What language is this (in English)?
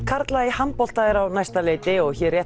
Icelandic